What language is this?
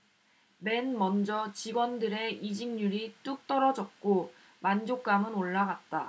Korean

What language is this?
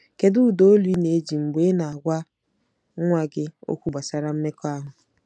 Igbo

